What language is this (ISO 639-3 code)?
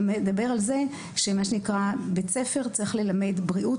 heb